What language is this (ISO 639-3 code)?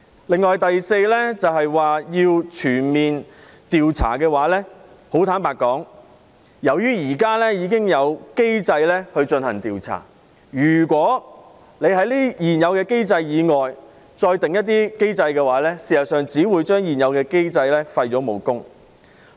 yue